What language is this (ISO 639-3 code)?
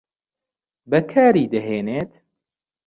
ckb